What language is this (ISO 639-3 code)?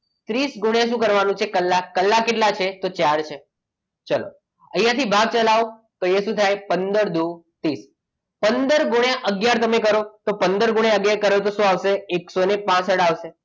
guj